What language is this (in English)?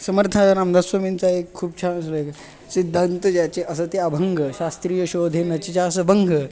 Marathi